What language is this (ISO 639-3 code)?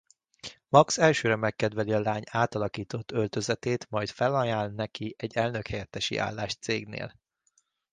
hun